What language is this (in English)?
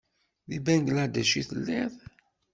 Kabyle